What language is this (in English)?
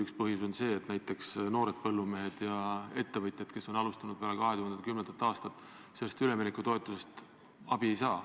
Estonian